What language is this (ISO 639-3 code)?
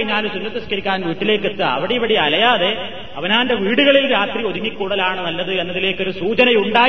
mal